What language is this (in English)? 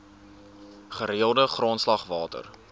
Afrikaans